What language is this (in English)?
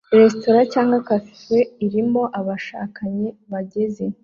Kinyarwanda